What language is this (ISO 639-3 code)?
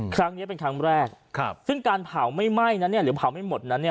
tha